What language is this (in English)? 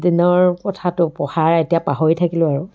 Assamese